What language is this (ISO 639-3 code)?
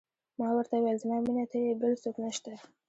pus